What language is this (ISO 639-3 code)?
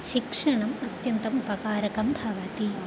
san